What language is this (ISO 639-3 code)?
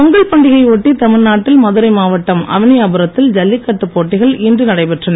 tam